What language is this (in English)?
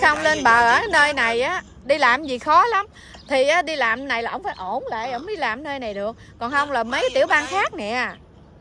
Vietnamese